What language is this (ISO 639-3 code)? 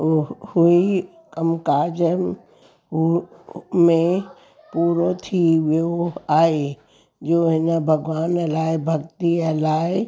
snd